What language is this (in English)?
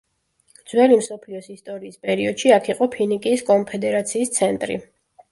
Georgian